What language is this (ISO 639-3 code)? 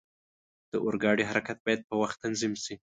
pus